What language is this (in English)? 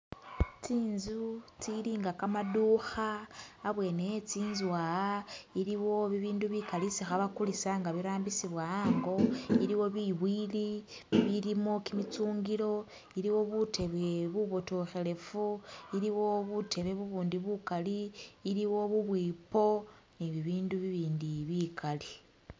Masaaba